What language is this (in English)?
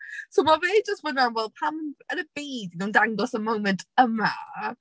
Welsh